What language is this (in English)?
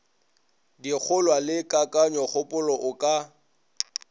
Northern Sotho